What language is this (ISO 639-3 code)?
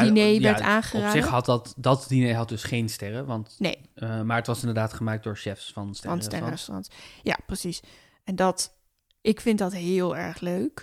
nld